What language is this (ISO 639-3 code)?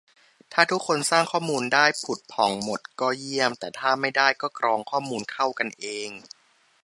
tha